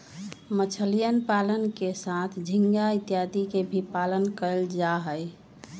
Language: Magahi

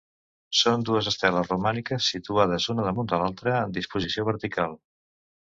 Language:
Catalan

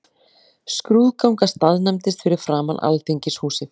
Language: Icelandic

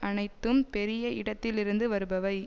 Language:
Tamil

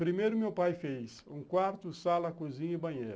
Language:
Portuguese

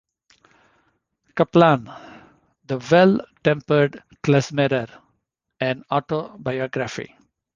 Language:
English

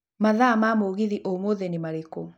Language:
Kikuyu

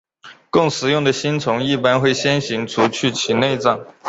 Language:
Chinese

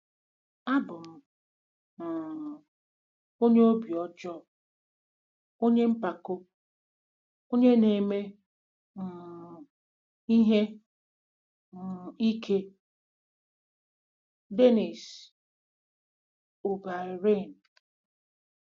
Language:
Igbo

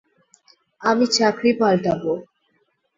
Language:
Bangla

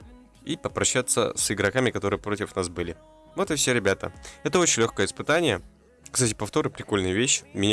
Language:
Russian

